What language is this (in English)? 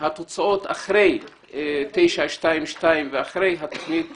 Hebrew